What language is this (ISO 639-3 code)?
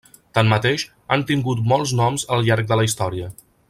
cat